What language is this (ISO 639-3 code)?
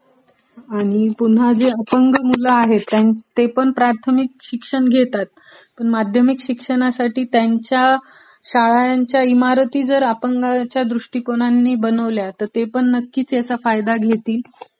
mar